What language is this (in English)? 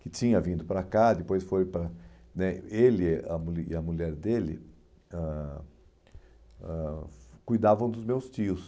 Portuguese